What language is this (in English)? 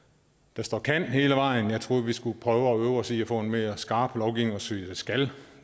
Danish